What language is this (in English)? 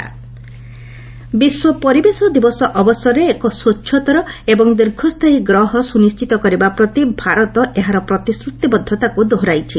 Odia